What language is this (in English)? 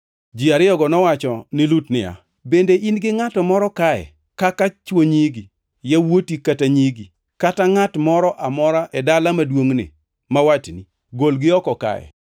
Luo (Kenya and Tanzania)